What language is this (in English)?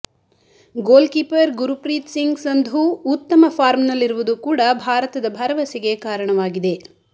Kannada